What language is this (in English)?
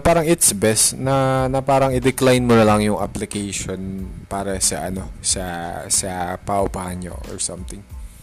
Filipino